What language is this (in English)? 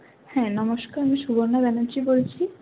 Bangla